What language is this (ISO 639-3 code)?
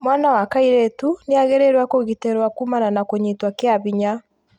kik